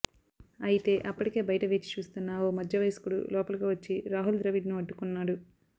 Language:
Telugu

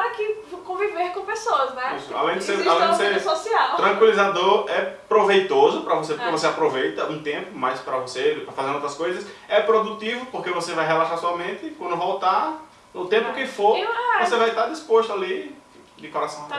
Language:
Portuguese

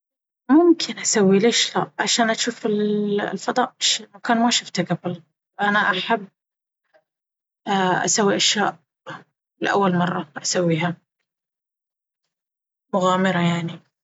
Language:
Baharna Arabic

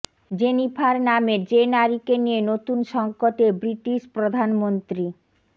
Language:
Bangla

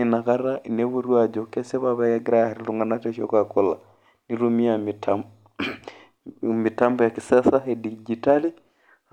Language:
Masai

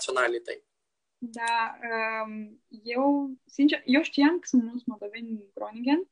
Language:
Romanian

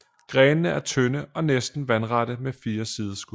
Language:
Danish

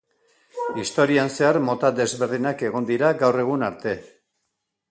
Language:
Basque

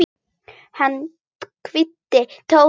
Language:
Icelandic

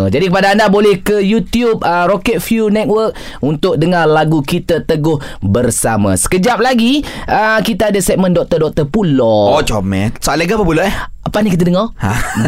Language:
Malay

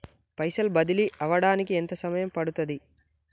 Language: Telugu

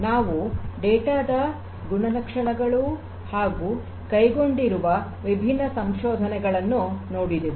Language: Kannada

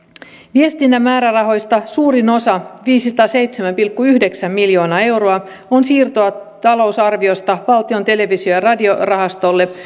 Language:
Finnish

